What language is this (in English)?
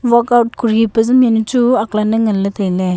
Wancho Naga